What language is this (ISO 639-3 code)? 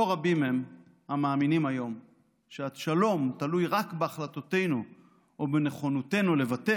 heb